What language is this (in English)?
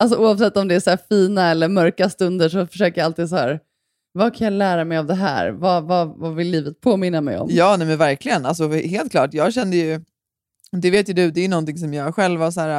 Swedish